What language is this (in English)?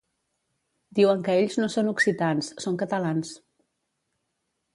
Catalan